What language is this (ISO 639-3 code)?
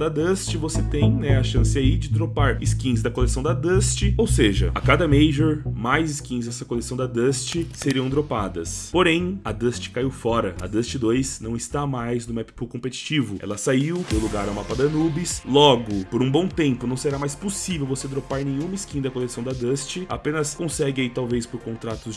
por